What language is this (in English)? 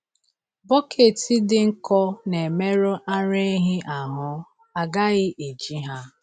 Igbo